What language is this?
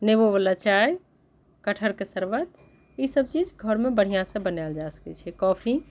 Maithili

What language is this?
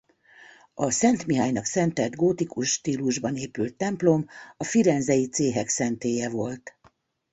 Hungarian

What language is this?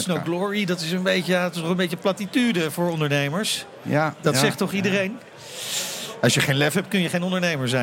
Dutch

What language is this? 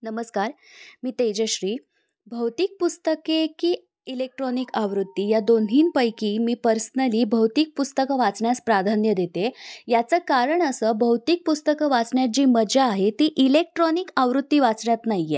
Marathi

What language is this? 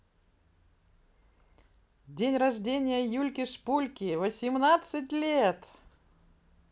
Russian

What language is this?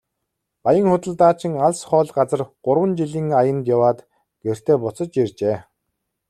Mongolian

